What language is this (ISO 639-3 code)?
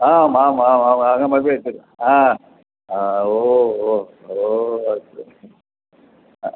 san